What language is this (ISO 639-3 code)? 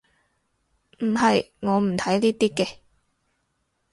yue